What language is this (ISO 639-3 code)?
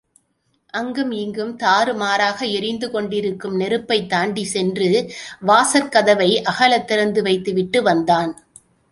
tam